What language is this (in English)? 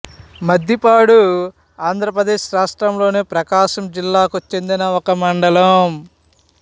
Telugu